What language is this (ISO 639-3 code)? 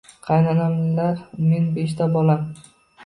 uzb